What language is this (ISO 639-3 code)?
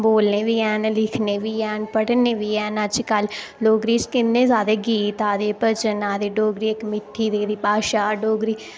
doi